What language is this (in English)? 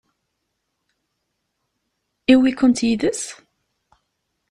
Kabyle